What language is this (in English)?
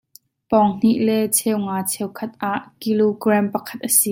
Hakha Chin